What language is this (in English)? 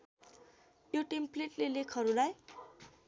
Nepali